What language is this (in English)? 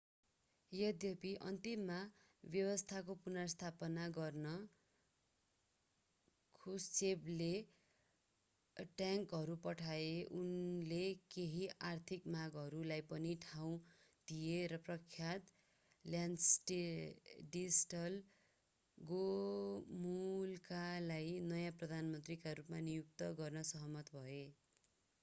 Nepali